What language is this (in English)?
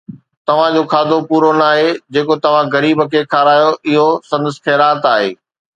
Sindhi